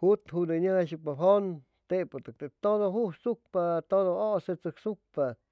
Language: Chimalapa Zoque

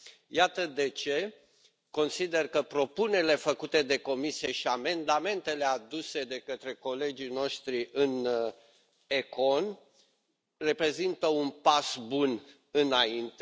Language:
Romanian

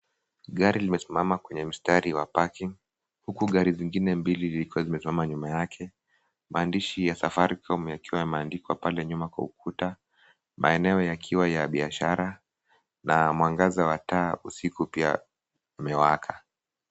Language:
Swahili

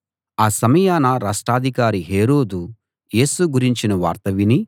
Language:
Telugu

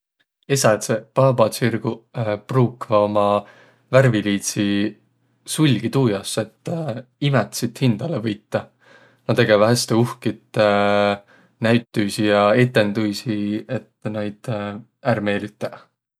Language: Võro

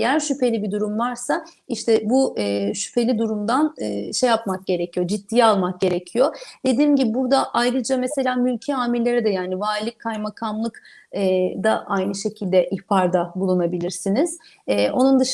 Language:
Turkish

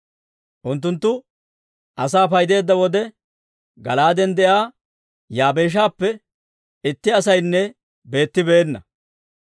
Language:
Dawro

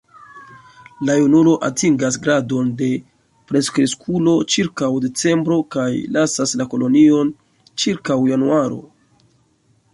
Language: Esperanto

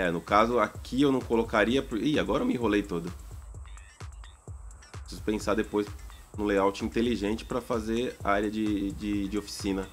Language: Portuguese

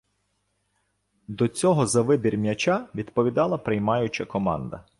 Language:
Ukrainian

